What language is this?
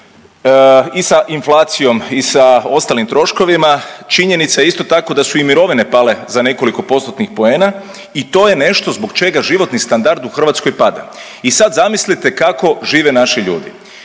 Croatian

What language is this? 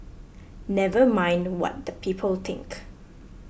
English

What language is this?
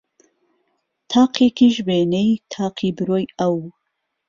Central Kurdish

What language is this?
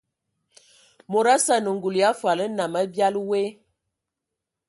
Ewondo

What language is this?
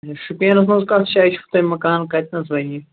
Kashmiri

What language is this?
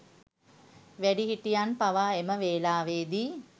Sinhala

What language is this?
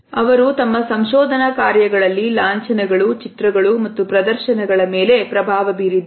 Kannada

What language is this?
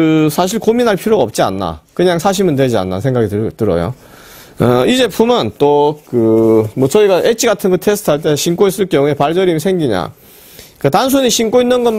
Korean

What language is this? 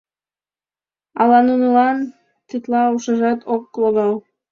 Mari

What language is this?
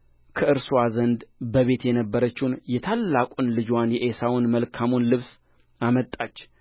Amharic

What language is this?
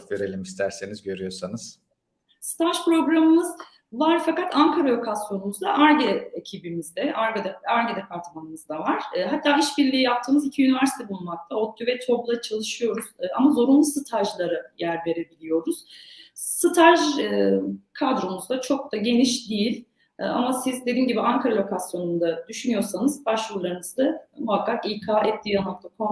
Turkish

